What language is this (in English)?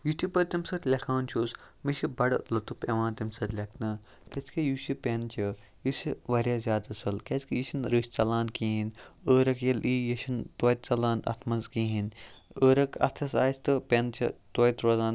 Kashmiri